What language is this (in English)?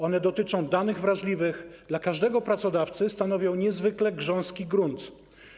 Polish